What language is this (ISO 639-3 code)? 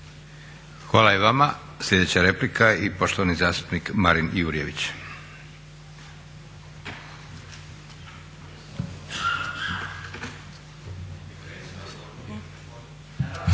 hrv